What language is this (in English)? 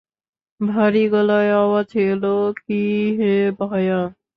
Bangla